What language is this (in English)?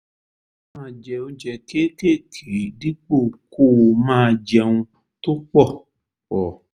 Yoruba